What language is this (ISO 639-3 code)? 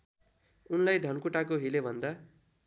nep